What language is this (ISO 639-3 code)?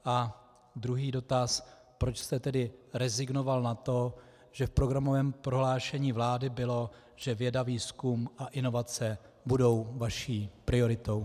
ces